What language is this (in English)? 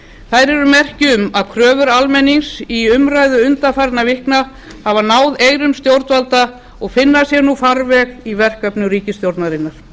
Icelandic